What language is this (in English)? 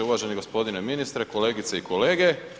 Croatian